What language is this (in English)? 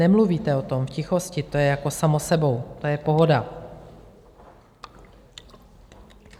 Czech